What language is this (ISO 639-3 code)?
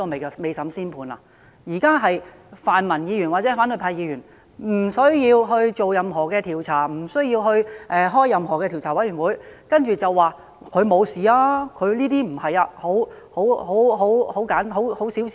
yue